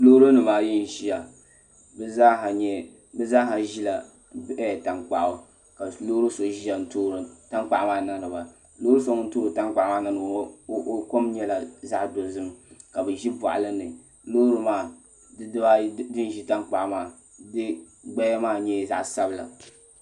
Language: Dagbani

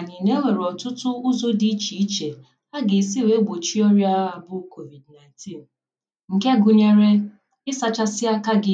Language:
Igbo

